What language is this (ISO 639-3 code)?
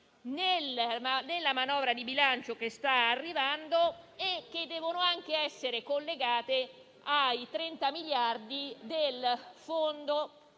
ita